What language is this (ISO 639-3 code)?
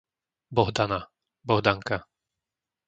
slk